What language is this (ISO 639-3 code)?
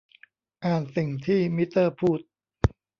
tha